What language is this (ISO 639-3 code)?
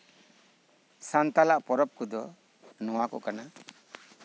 sat